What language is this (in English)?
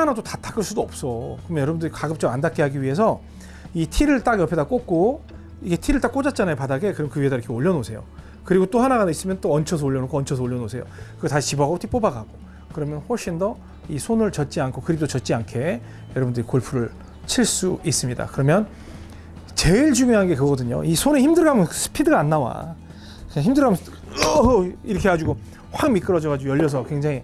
Korean